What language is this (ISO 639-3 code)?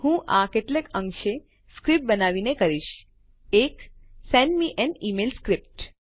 guj